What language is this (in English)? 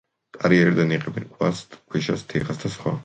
Georgian